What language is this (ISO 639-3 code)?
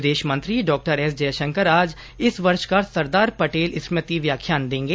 hin